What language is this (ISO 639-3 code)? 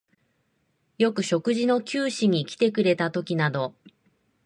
jpn